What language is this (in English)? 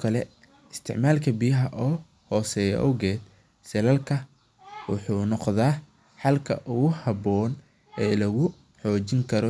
Somali